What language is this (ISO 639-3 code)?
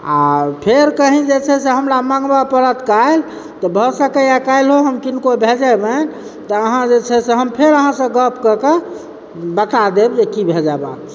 mai